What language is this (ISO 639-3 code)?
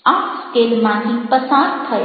guj